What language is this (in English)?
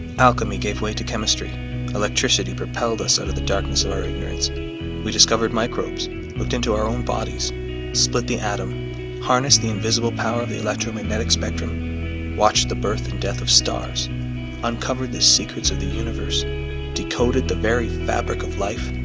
English